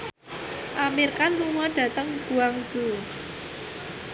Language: Javanese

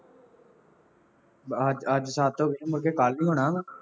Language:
Punjabi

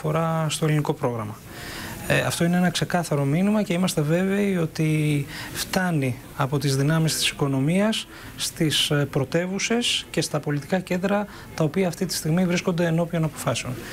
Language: Greek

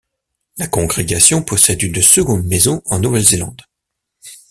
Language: French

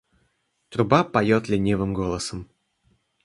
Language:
Russian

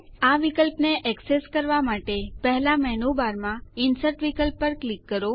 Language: Gujarati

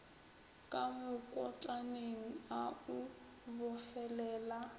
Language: Northern Sotho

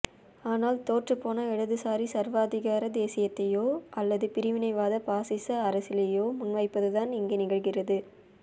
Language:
Tamil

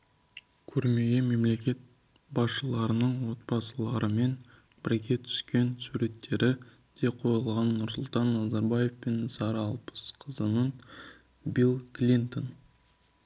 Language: Kazakh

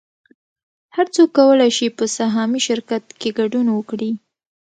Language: Pashto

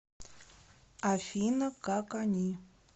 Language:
Russian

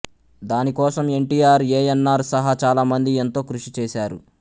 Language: Telugu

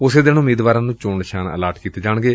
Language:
Punjabi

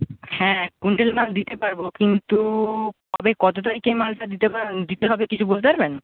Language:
Bangla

